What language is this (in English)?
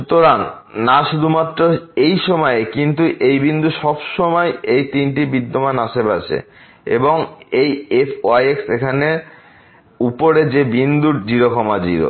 Bangla